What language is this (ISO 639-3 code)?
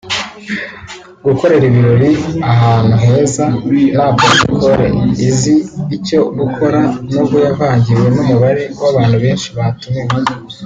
kin